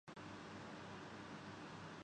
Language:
Urdu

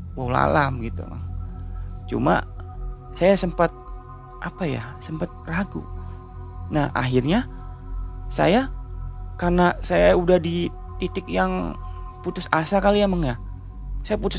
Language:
Indonesian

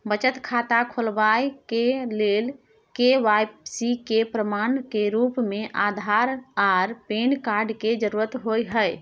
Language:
Maithili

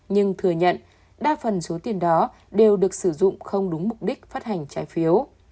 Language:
Vietnamese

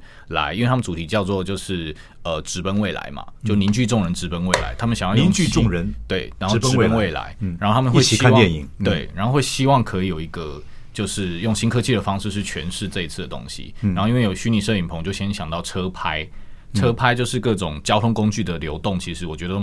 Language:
Chinese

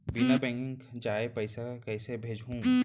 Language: Chhattisgarhi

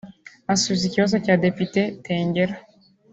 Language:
Kinyarwanda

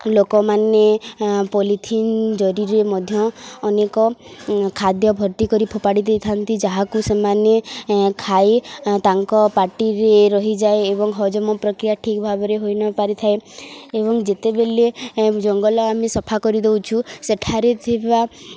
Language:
Odia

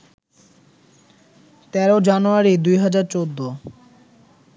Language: Bangla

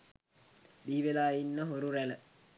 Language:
Sinhala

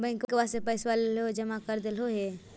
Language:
Magahi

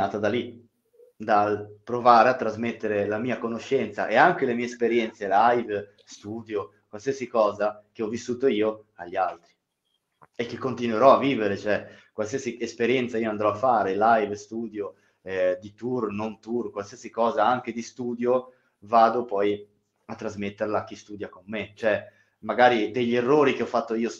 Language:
Italian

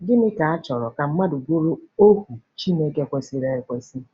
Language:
Igbo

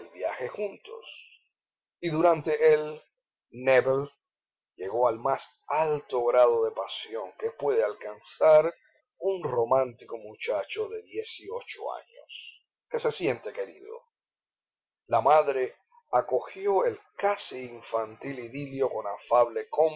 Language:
Spanish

